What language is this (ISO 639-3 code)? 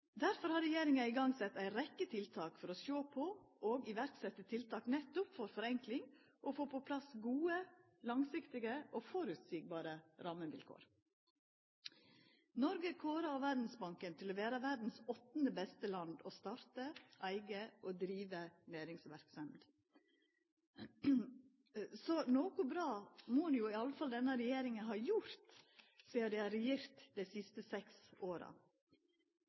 nno